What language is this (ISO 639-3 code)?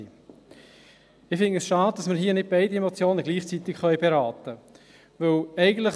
gsw